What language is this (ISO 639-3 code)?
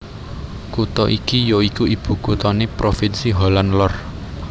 jav